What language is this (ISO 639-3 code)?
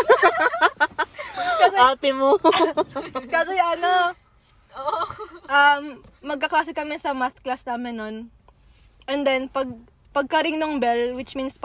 fil